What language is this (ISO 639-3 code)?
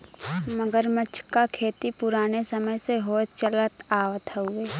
bho